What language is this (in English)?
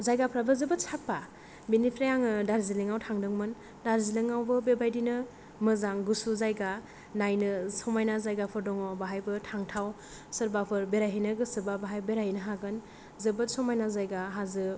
Bodo